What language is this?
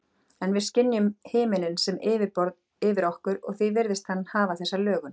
Icelandic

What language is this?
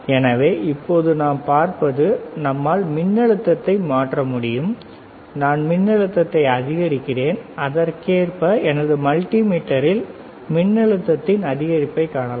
Tamil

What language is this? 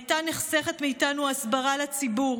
Hebrew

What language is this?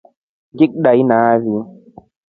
Rombo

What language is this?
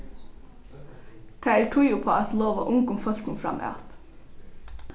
Faroese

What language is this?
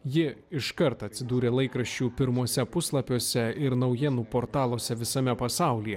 Lithuanian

